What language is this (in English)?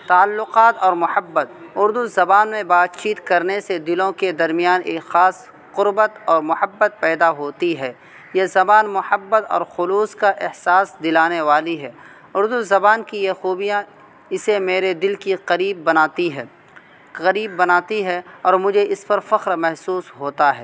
Urdu